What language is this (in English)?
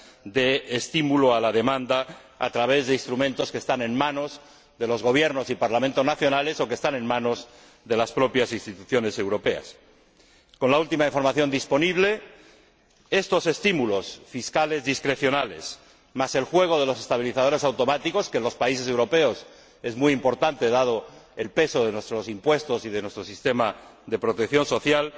Spanish